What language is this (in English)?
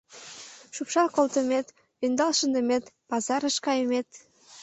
Mari